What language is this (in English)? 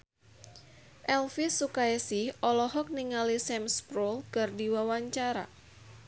Sundanese